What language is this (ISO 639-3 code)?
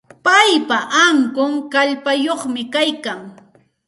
qxt